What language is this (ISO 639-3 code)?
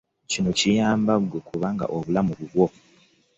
lug